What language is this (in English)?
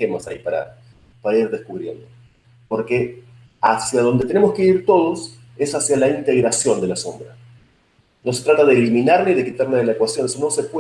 Spanish